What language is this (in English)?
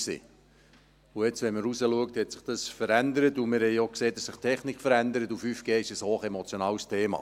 Swiss German